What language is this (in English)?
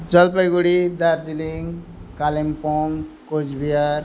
Nepali